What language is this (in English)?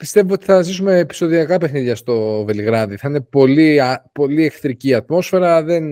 Greek